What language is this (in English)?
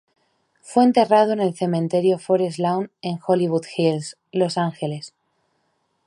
Spanish